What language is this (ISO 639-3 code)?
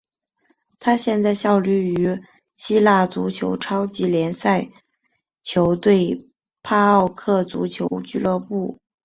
zho